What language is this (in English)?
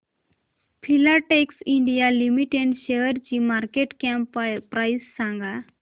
Marathi